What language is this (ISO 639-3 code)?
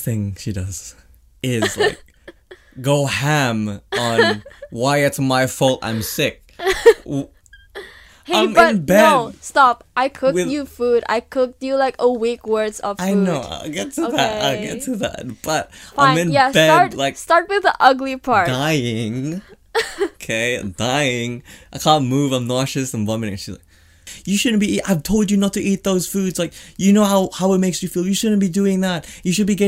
eng